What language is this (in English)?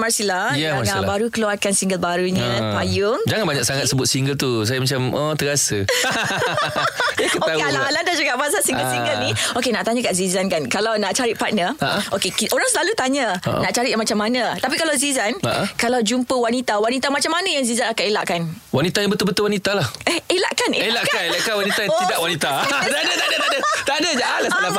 Malay